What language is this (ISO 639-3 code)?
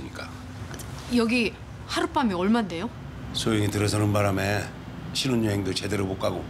kor